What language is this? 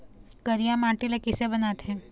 Chhattisgarhi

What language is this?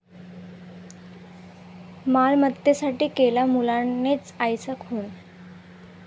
Marathi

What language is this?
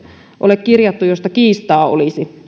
Finnish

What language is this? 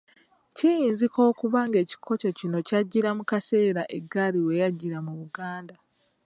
Ganda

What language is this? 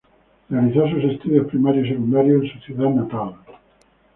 Spanish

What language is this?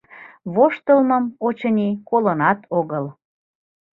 Mari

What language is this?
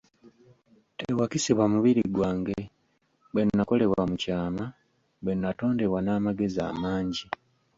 Ganda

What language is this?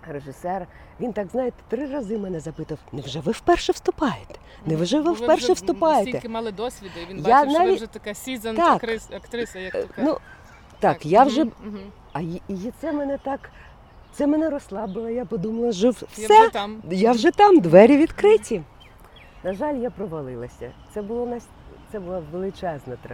Ukrainian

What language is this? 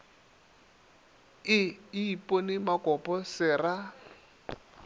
Northern Sotho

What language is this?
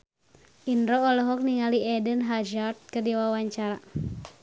Sundanese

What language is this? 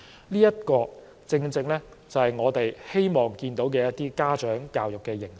Cantonese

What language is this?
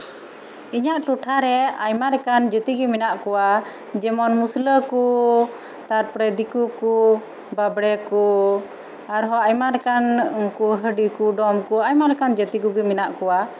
Santali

